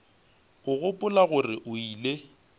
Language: Northern Sotho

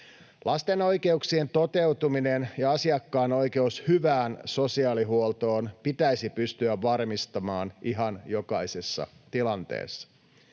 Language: Finnish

